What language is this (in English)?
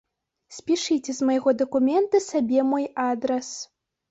Belarusian